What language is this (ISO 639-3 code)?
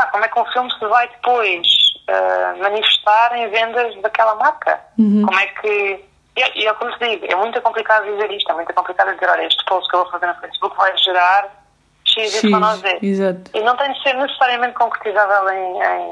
por